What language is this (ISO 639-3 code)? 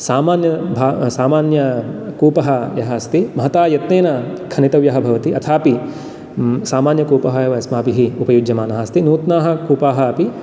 san